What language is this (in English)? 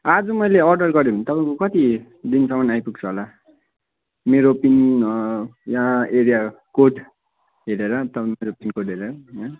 Nepali